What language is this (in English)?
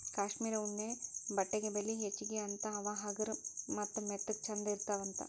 Kannada